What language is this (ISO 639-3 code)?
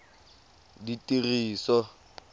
tsn